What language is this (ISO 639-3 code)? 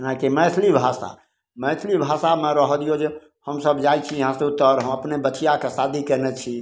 mai